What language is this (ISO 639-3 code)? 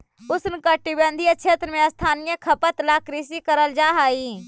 mag